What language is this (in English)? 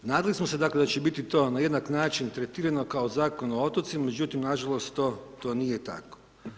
Croatian